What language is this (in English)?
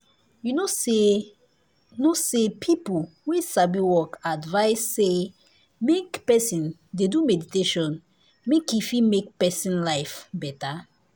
Nigerian Pidgin